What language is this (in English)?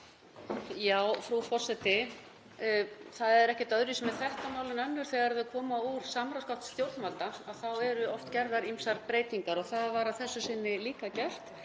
Icelandic